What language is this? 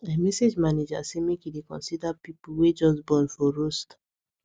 Nigerian Pidgin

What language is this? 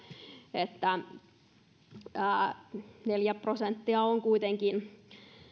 Finnish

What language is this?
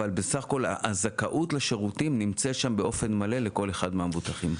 Hebrew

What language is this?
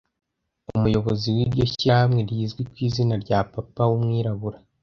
Kinyarwanda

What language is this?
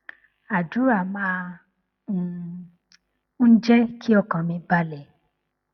Yoruba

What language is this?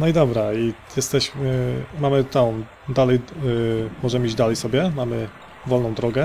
Polish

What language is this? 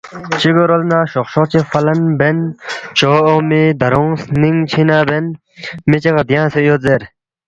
Balti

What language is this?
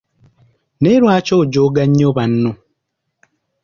Ganda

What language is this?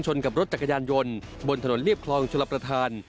Thai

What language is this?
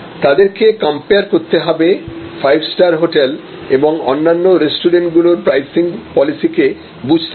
Bangla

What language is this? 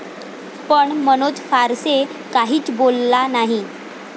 Marathi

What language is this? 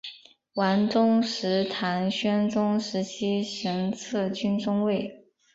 Chinese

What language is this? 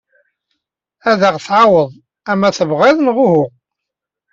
Kabyle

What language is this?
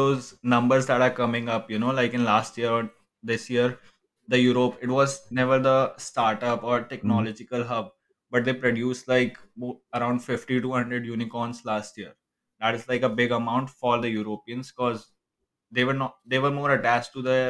English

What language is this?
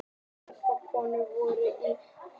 Icelandic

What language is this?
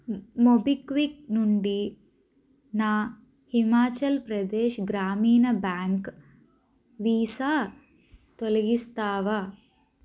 Telugu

